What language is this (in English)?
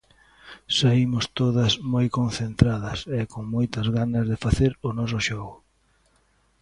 Galician